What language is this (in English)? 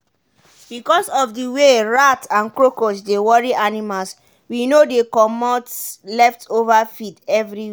Nigerian Pidgin